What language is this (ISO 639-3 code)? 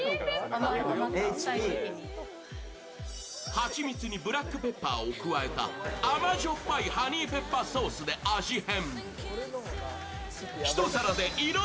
jpn